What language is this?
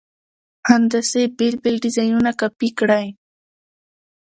Pashto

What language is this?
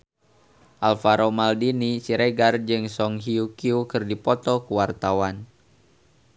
Sundanese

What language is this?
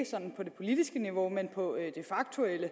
Danish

